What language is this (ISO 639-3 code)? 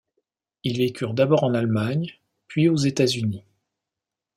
fra